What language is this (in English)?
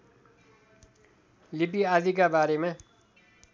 Nepali